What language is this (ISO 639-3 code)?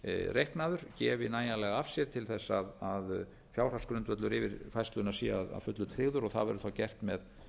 isl